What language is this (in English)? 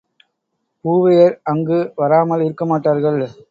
Tamil